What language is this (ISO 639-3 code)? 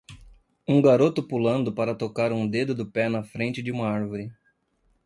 por